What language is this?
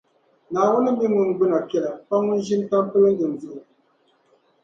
Dagbani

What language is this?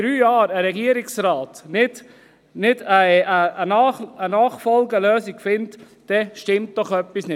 Swiss German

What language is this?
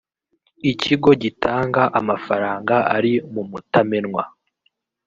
Kinyarwanda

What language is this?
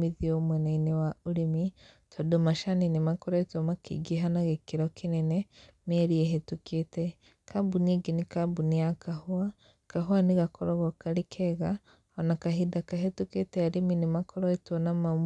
Kikuyu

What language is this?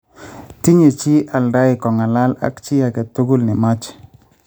Kalenjin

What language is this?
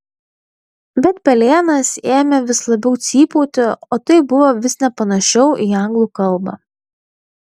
Lithuanian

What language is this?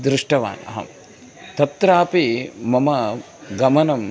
Sanskrit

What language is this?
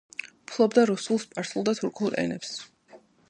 Georgian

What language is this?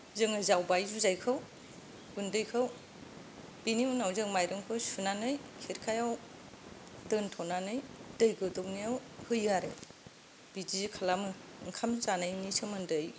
Bodo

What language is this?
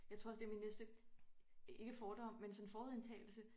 Danish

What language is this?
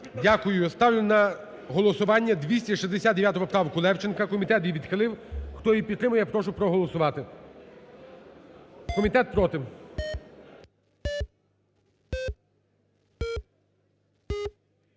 Ukrainian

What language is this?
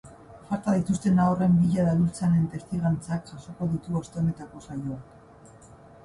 Basque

